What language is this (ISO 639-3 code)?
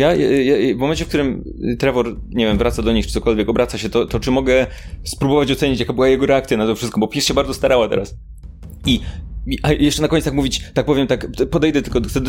pol